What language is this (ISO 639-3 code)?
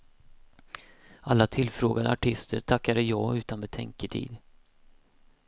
swe